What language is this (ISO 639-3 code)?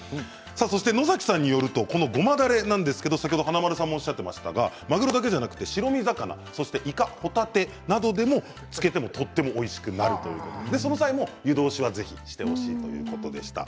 jpn